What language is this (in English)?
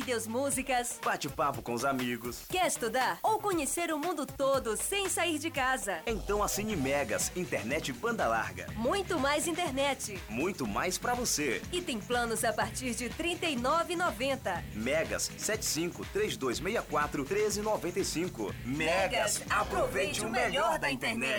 Portuguese